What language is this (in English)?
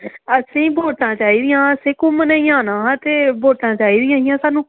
Dogri